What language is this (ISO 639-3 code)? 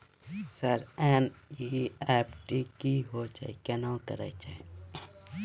mai